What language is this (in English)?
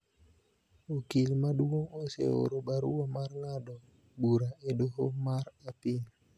Luo (Kenya and Tanzania)